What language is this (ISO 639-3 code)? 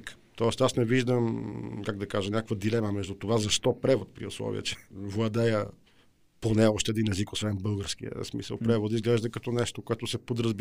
bul